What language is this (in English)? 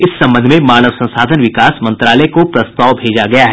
Hindi